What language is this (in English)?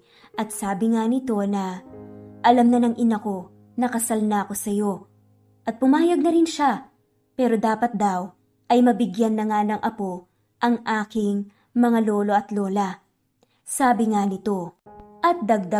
Filipino